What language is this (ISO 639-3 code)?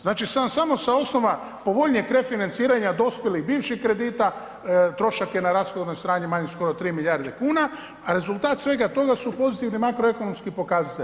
hrv